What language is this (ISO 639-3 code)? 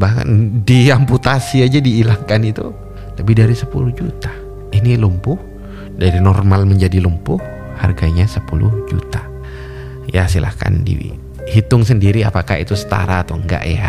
ind